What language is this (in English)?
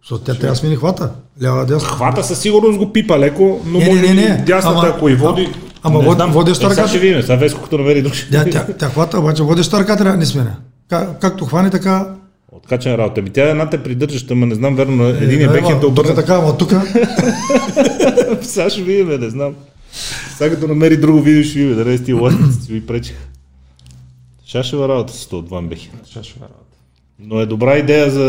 Bulgarian